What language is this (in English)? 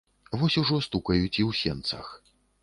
Belarusian